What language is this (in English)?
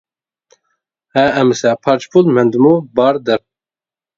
Uyghur